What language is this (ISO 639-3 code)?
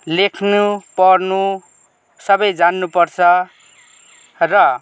nep